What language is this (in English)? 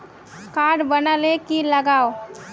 Magahi